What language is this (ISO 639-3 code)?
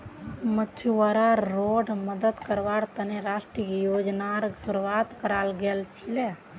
mag